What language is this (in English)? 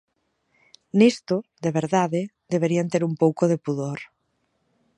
Galician